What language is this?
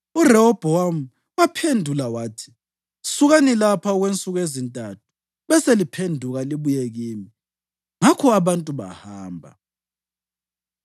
North Ndebele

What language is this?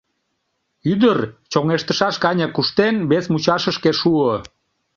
Mari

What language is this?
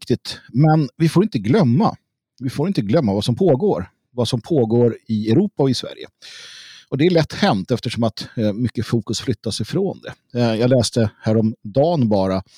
Swedish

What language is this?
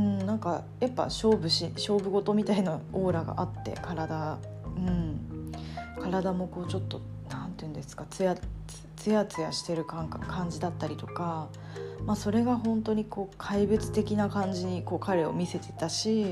Japanese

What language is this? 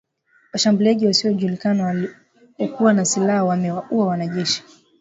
Swahili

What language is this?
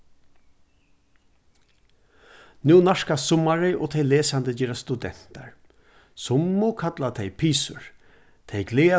Faroese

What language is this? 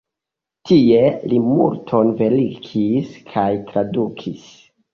Esperanto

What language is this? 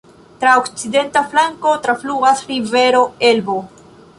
Esperanto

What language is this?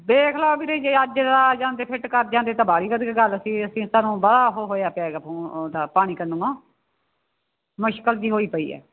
Punjabi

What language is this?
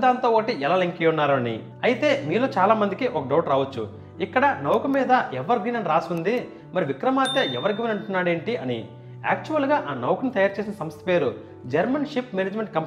Telugu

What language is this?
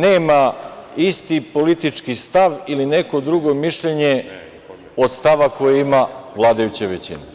Serbian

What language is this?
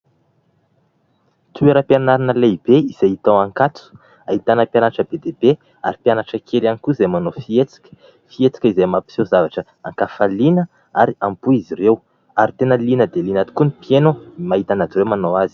Malagasy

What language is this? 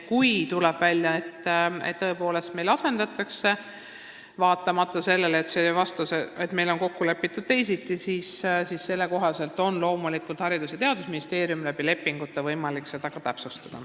Estonian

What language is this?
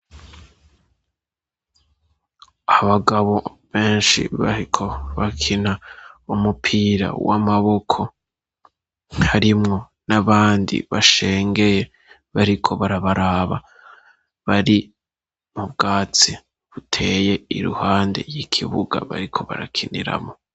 Rundi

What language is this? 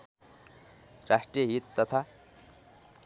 Nepali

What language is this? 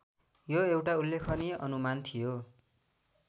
Nepali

